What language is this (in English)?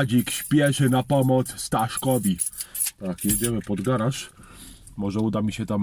Polish